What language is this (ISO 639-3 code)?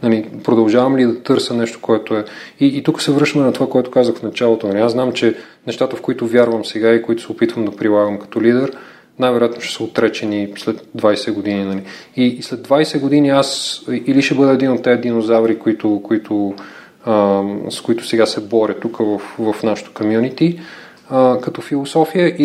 bul